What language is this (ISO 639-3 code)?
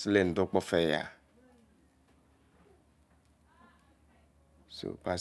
ijc